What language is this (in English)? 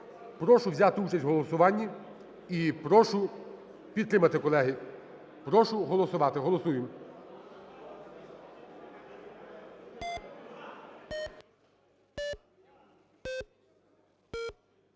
Ukrainian